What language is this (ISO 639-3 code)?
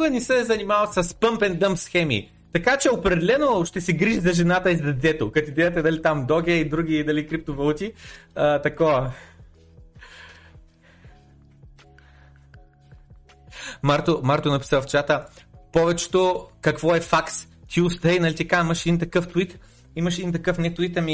bul